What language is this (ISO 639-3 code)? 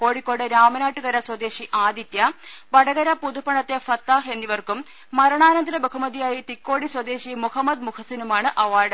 mal